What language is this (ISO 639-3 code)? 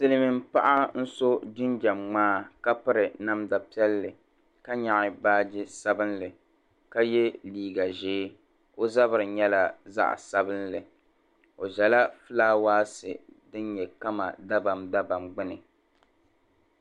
dag